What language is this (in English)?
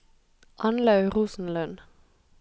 Norwegian